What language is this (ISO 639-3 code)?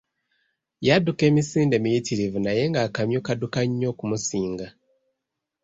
lug